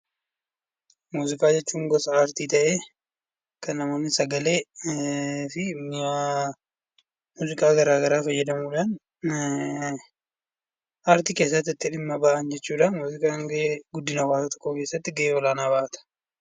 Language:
Oromo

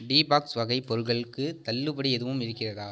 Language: Tamil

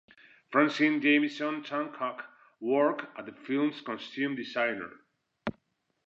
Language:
English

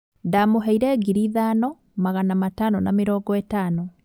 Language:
Kikuyu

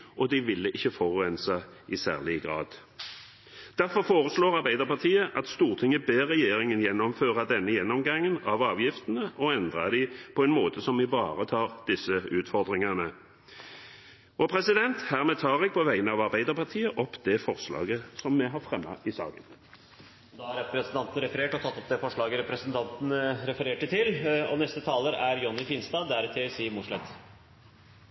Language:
Norwegian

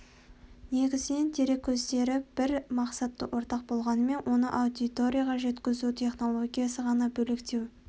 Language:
Kazakh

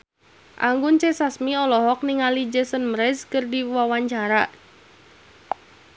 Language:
Sundanese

